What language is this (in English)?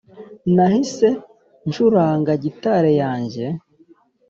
Kinyarwanda